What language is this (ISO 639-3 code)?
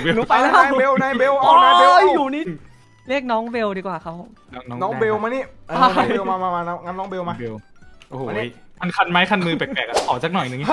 tha